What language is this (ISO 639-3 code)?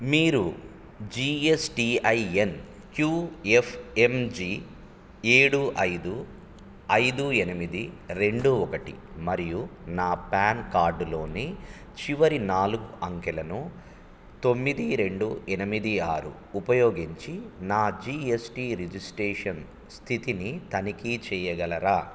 tel